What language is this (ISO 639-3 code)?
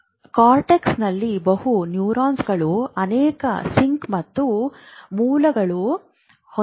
kan